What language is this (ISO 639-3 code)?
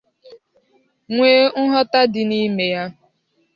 ibo